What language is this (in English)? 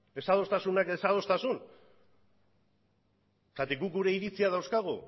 Basque